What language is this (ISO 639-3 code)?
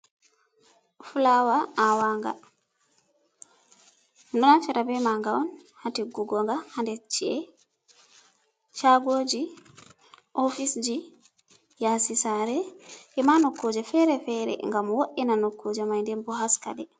ful